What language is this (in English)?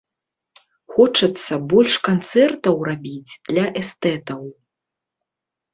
Belarusian